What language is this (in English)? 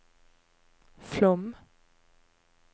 Norwegian